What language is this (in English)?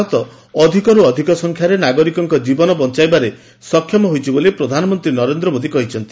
Odia